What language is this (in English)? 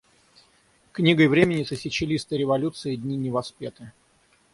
Russian